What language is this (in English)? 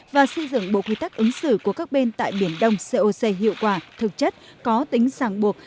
Vietnamese